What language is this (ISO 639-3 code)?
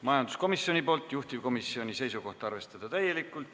est